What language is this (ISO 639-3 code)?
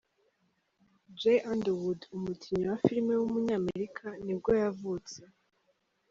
kin